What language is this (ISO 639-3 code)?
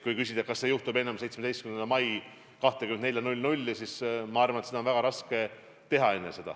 est